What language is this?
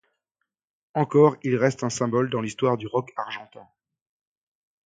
French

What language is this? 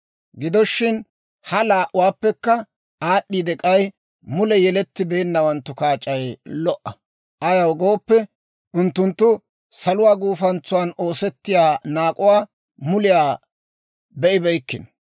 Dawro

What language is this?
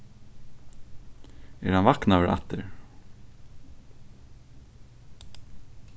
Faroese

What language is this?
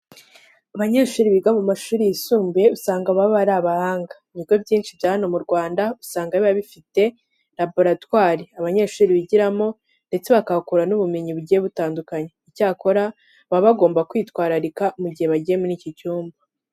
Kinyarwanda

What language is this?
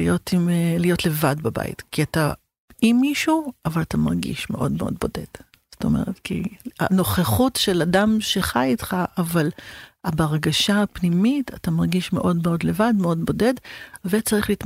Hebrew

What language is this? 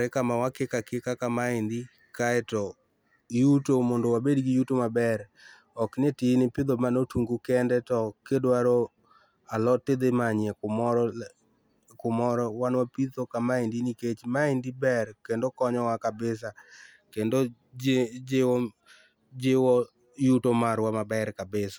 Luo (Kenya and Tanzania)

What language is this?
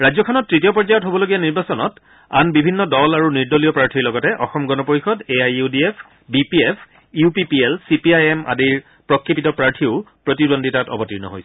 Assamese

